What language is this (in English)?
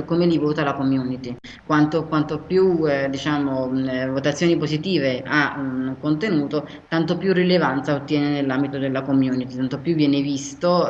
Italian